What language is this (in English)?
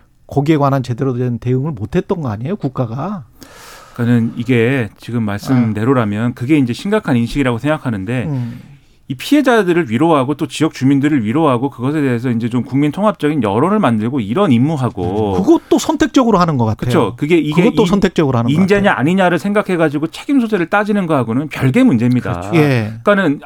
Korean